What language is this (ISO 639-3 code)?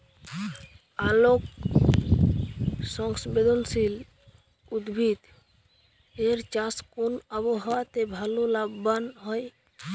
ben